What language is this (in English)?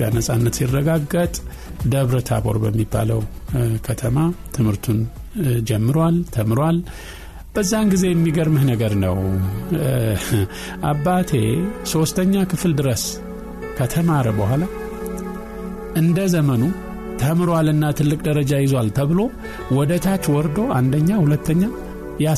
Amharic